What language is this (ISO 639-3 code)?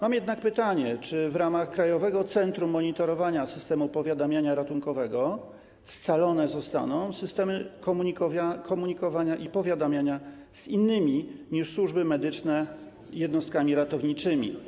pol